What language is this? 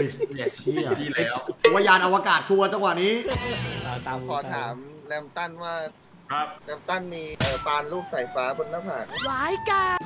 Thai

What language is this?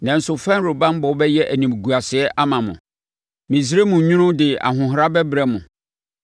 Akan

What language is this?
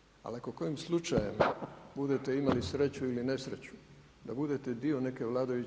Croatian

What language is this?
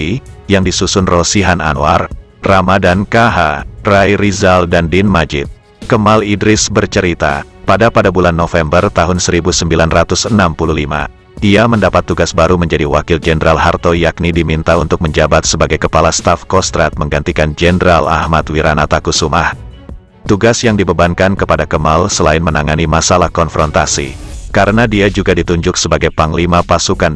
Indonesian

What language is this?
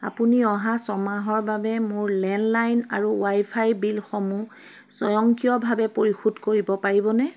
Assamese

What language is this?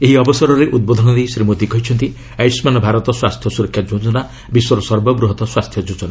Odia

